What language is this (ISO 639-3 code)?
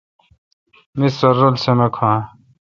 xka